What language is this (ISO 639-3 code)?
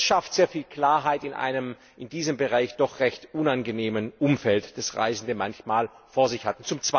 deu